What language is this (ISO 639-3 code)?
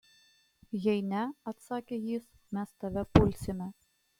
lit